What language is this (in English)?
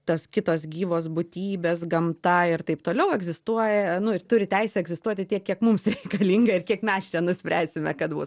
Lithuanian